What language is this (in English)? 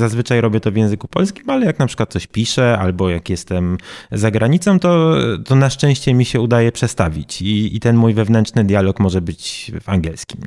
Polish